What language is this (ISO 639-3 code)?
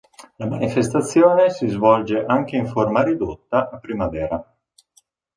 ita